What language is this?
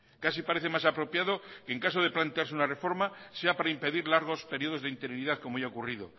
Spanish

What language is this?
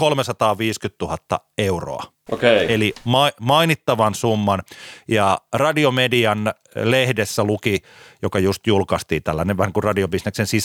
Finnish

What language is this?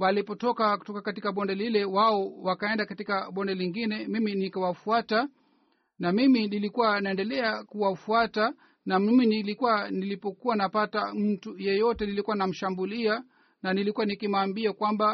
Swahili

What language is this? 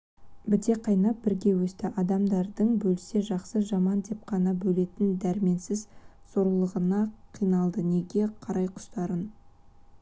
Kazakh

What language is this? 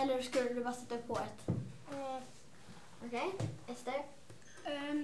Swedish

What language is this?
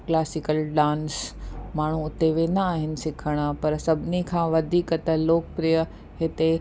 Sindhi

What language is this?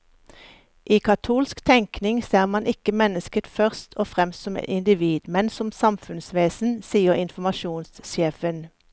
Norwegian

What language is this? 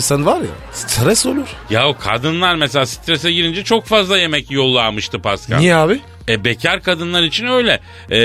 Turkish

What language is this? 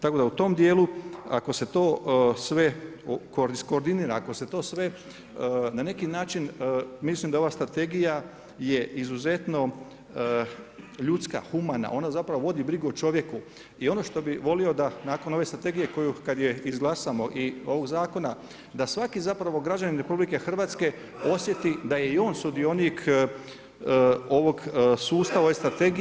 Croatian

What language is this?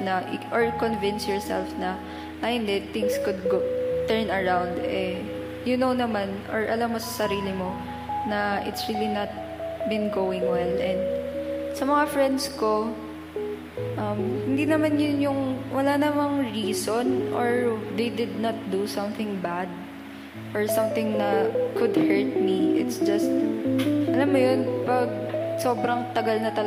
Filipino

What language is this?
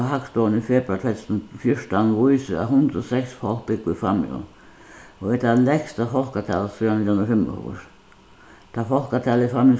Faroese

